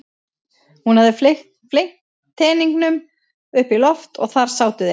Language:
Icelandic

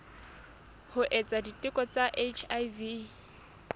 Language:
Southern Sotho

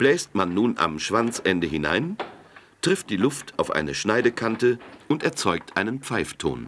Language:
German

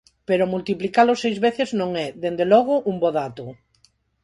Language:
Galician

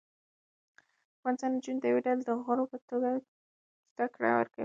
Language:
Pashto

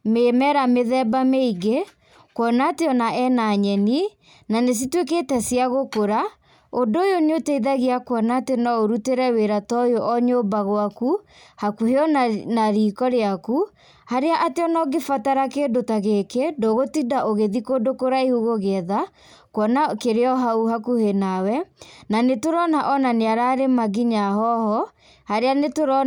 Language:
Kikuyu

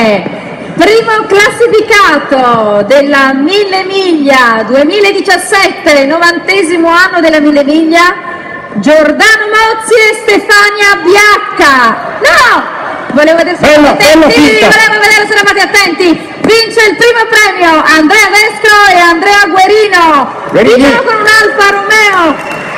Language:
Italian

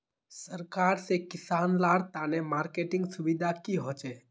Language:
Magahi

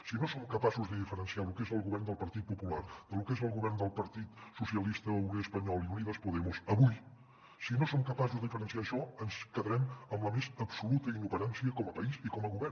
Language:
Catalan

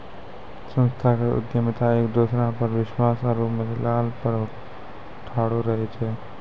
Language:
Maithili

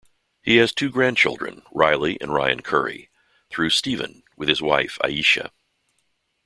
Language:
English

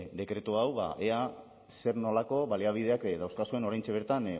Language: Basque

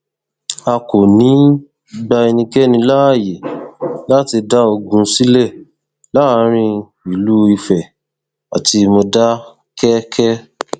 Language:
Yoruba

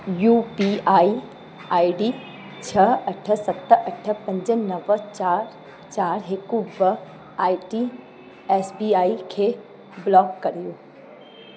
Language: Sindhi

